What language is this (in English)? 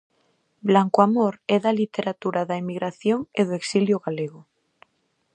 Galician